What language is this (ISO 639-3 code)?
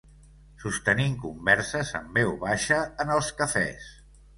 cat